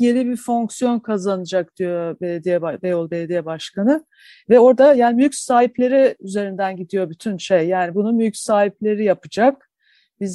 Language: Turkish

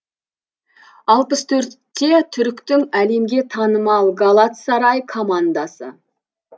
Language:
Kazakh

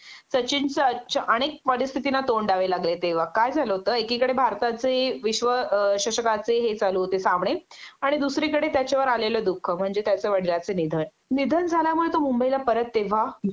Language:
Marathi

